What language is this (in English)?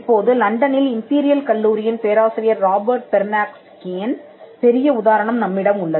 Tamil